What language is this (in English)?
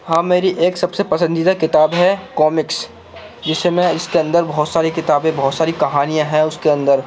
Urdu